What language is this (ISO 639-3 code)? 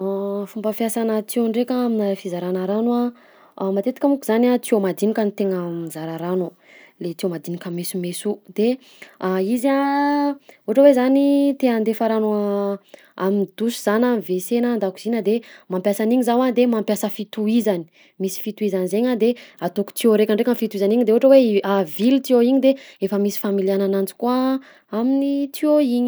bzc